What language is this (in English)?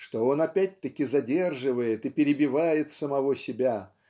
Russian